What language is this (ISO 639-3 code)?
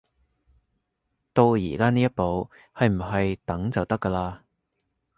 yue